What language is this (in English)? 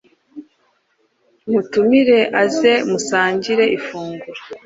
Kinyarwanda